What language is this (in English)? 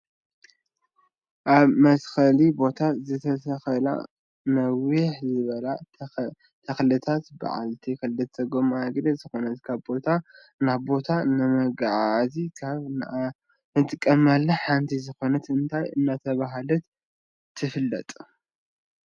Tigrinya